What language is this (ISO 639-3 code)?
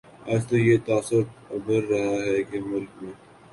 urd